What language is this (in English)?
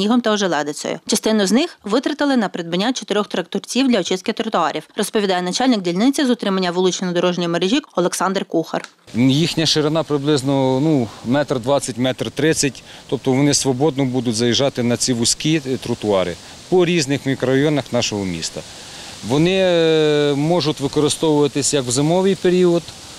Ukrainian